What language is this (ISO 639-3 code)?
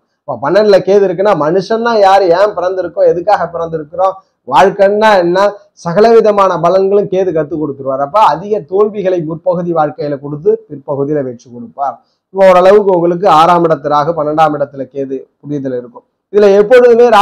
tam